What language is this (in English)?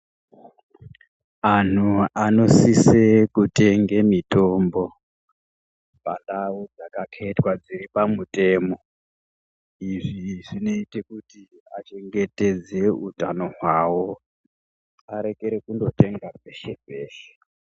Ndau